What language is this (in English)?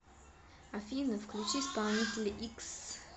Russian